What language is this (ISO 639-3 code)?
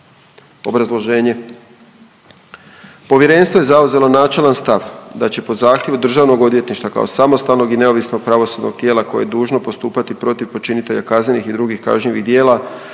hrv